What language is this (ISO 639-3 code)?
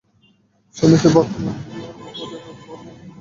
ben